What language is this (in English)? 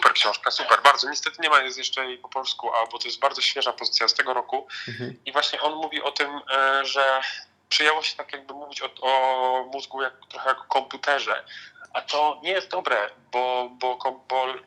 Polish